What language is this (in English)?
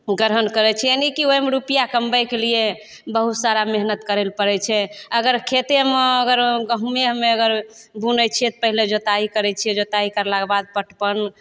Maithili